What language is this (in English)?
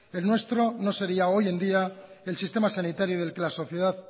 Spanish